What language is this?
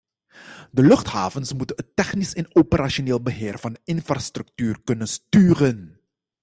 Dutch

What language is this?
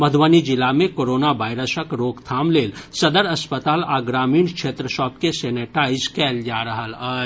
Maithili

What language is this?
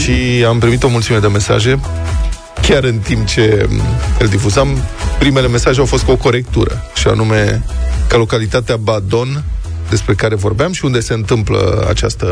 Romanian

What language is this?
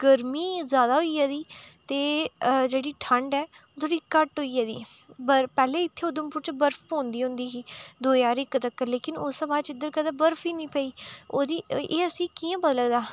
Dogri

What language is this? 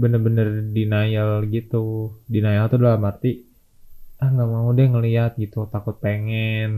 Indonesian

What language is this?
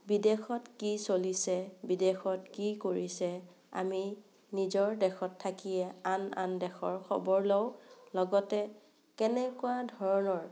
Assamese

